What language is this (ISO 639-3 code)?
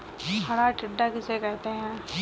hin